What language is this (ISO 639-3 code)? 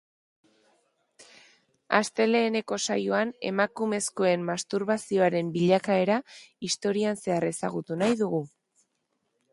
eus